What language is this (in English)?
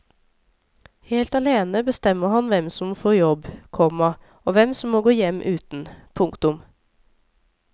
Norwegian